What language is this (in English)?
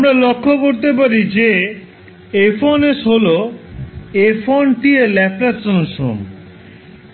Bangla